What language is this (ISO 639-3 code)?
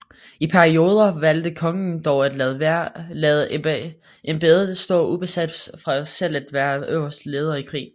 dan